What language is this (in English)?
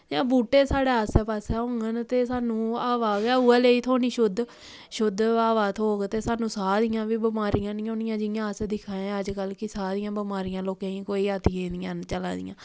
Dogri